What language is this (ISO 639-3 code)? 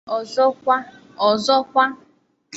ibo